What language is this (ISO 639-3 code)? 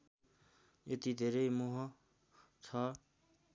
nep